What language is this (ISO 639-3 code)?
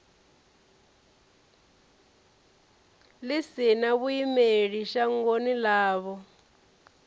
ven